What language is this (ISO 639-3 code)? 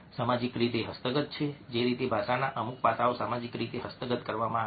guj